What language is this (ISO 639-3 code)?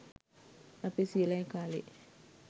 sin